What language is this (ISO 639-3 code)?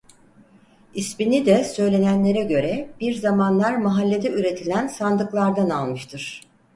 tur